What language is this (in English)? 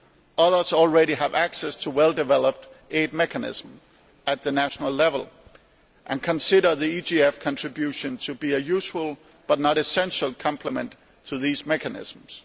English